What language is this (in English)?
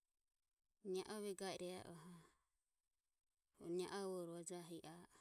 Ömie